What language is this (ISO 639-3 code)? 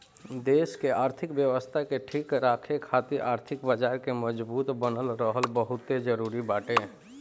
bho